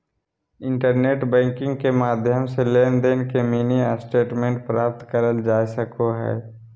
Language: Magahi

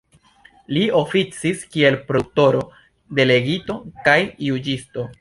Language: Esperanto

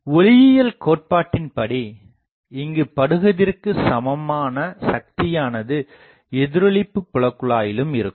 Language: Tamil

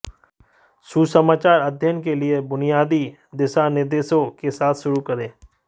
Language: Hindi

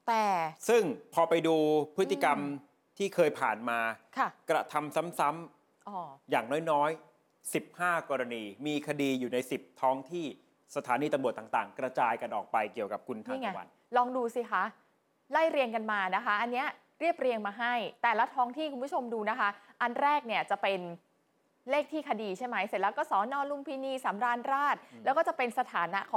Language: Thai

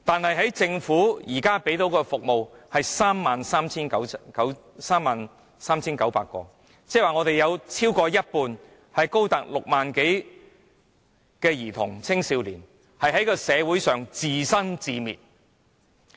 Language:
Cantonese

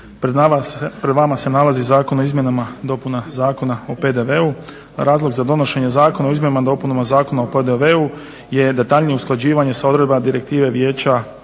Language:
Croatian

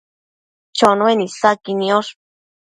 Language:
Matsés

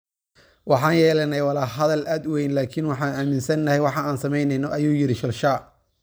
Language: Somali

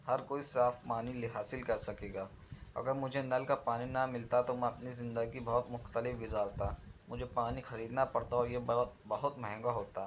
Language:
Urdu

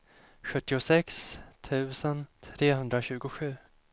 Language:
Swedish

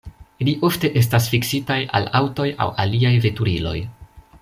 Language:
Esperanto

